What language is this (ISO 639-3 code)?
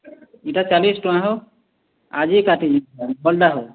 ori